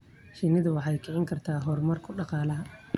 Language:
Somali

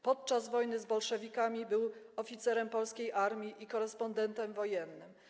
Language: Polish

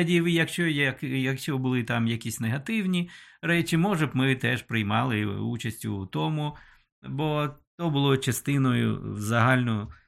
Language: Ukrainian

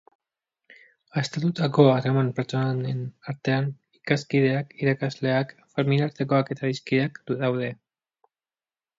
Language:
Basque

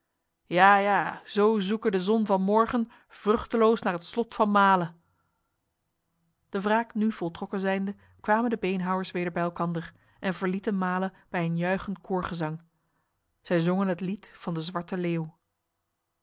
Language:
Dutch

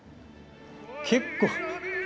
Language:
Japanese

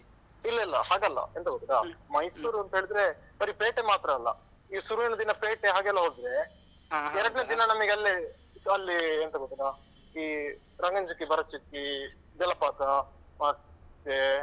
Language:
Kannada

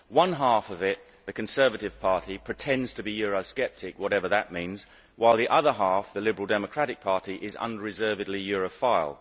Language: English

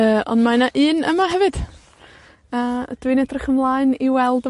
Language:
Welsh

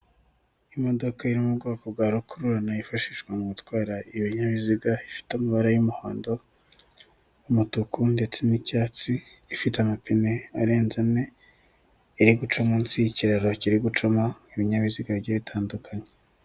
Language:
Kinyarwanda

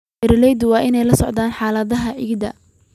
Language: Somali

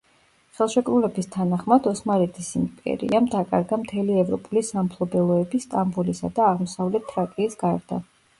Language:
Georgian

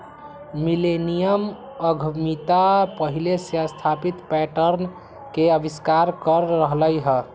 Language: Magahi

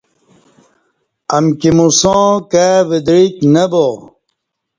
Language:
Kati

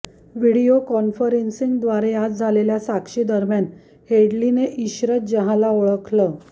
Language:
Marathi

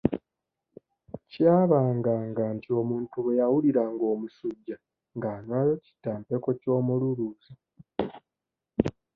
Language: Ganda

